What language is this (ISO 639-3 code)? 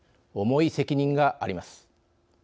jpn